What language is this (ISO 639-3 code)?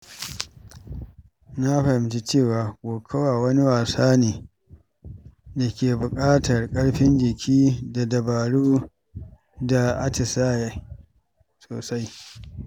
hau